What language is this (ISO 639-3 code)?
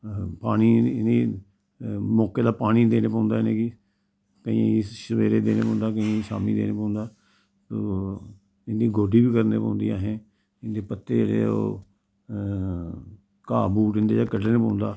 doi